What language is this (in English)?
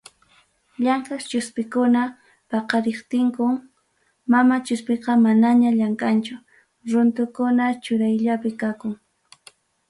Ayacucho Quechua